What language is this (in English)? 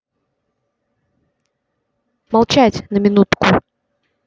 Russian